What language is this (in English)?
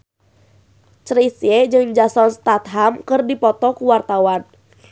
Sundanese